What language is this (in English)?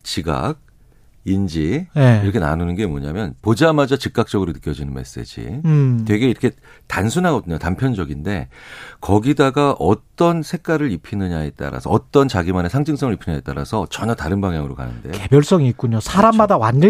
Korean